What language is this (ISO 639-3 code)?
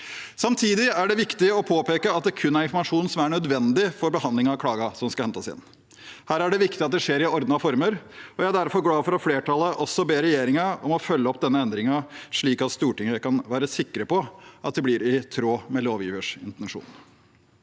nor